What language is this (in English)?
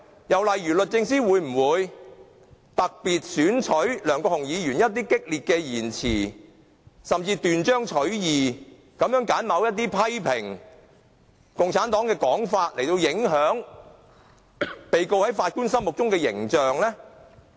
Cantonese